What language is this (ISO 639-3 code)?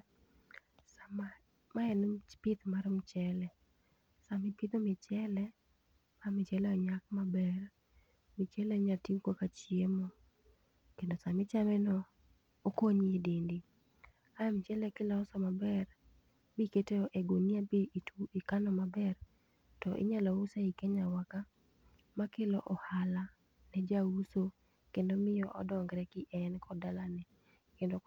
luo